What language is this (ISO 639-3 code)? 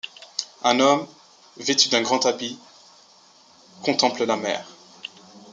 fra